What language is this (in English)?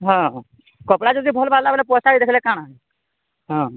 Odia